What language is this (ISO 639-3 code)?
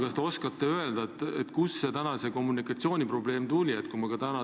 est